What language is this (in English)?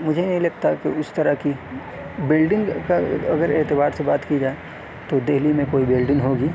Urdu